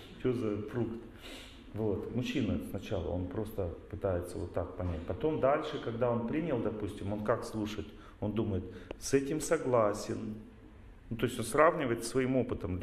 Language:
Russian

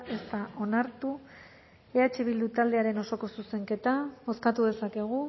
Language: Basque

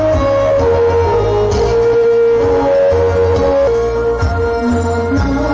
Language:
Thai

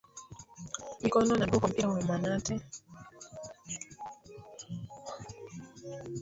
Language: Swahili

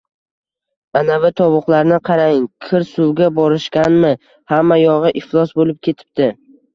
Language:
Uzbek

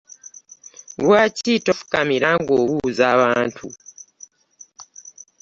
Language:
Ganda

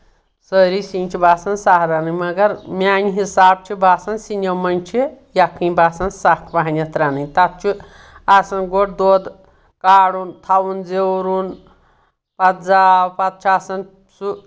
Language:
Kashmiri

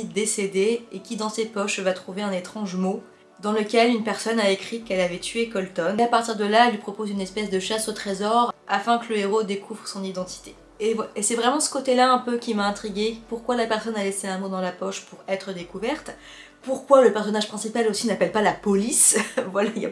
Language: French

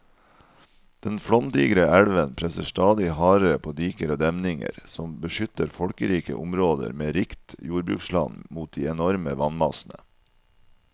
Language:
Norwegian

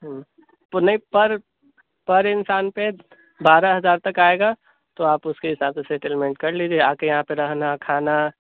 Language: Urdu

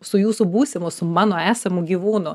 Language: Lithuanian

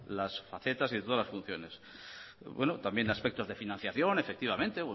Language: Spanish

